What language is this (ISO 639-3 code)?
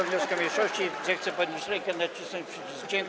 pol